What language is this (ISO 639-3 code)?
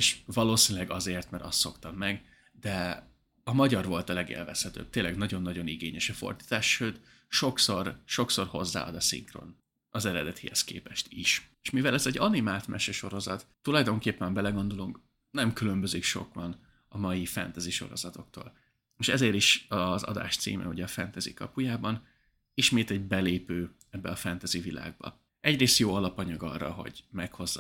hun